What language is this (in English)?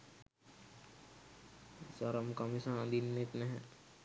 Sinhala